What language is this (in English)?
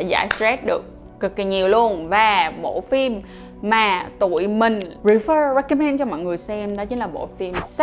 Vietnamese